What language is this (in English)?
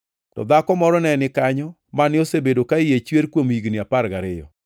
Luo (Kenya and Tanzania)